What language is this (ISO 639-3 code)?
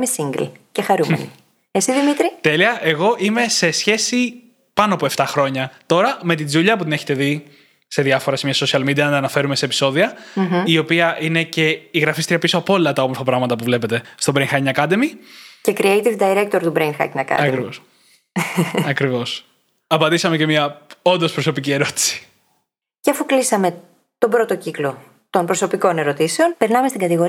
ell